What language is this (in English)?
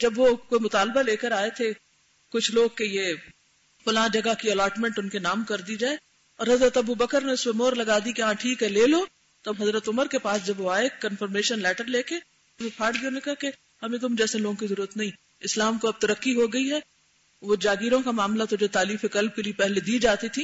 Urdu